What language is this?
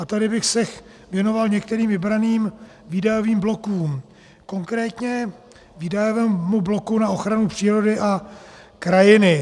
Czech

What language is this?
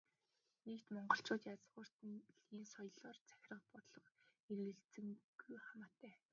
Mongolian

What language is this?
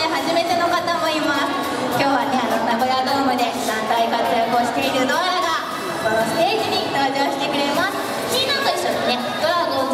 Japanese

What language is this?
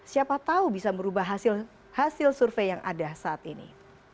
Indonesian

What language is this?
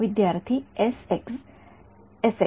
Marathi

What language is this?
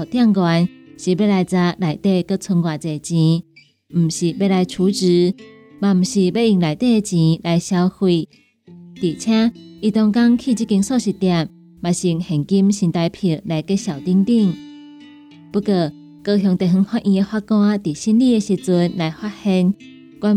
Chinese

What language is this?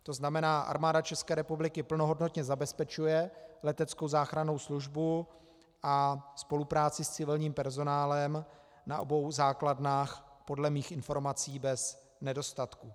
Czech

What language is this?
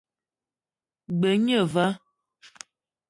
Eton (Cameroon)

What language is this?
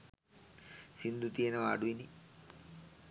Sinhala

